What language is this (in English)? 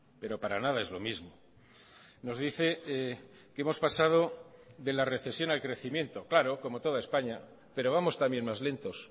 Spanish